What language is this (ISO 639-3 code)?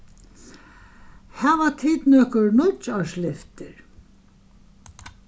fao